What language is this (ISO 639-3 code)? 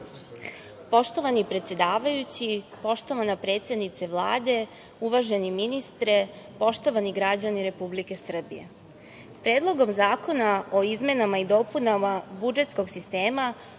srp